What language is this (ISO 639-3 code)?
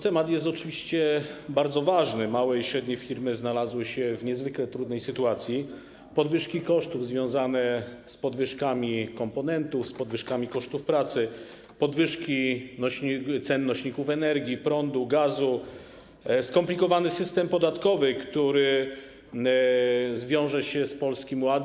pol